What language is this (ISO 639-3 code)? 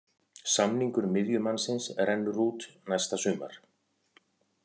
isl